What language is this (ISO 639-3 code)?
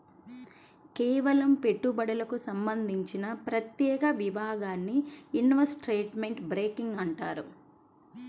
tel